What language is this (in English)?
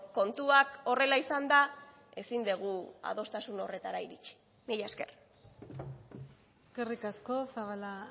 Basque